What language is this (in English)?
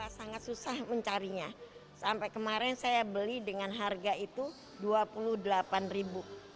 Indonesian